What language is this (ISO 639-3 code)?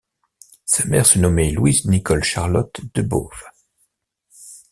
fra